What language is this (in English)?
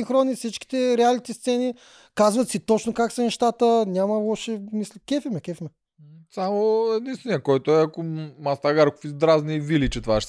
Bulgarian